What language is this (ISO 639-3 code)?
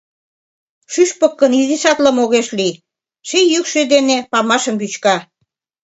chm